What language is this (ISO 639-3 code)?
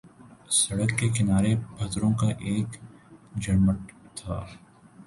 urd